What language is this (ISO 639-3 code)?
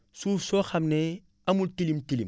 wol